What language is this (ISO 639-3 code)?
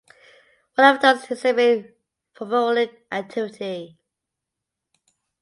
eng